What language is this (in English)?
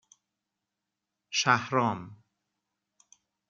Persian